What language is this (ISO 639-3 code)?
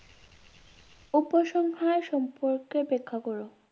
ben